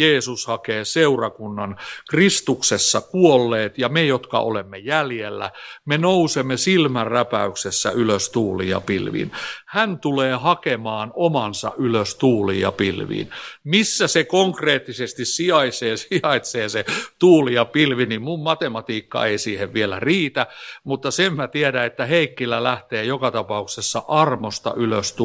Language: Finnish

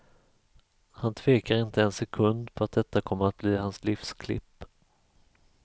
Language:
Swedish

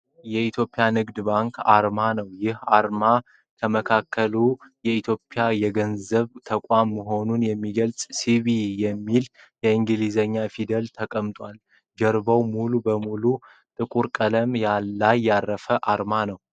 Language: Amharic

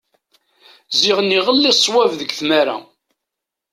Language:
Kabyle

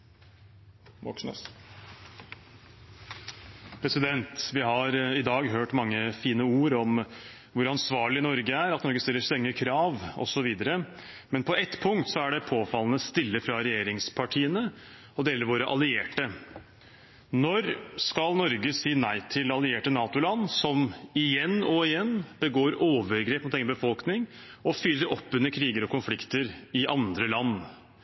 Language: Norwegian Bokmål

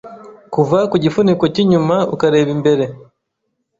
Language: Kinyarwanda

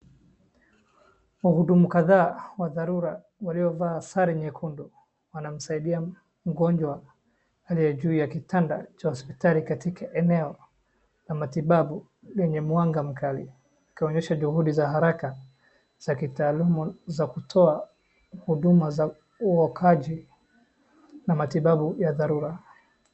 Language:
Swahili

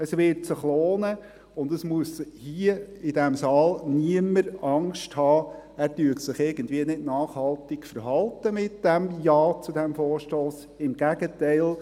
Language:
Swiss German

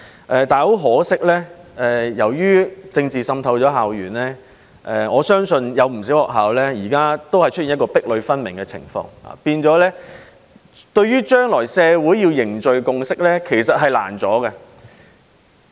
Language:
Cantonese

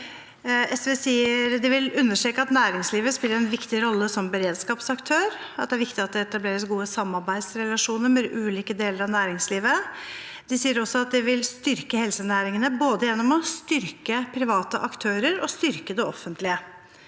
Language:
Norwegian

